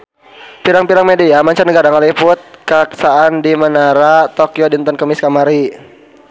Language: Sundanese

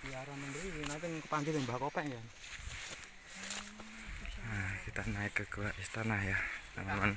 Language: Indonesian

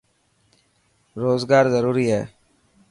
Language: Dhatki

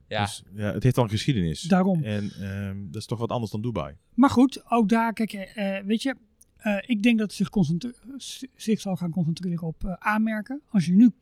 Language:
Dutch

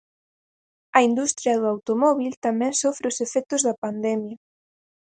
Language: Galician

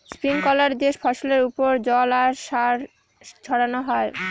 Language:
Bangla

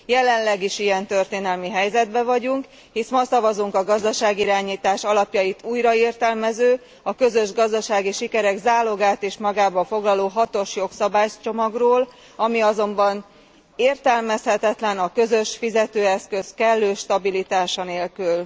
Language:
Hungarian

